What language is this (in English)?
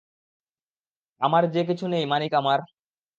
Bangla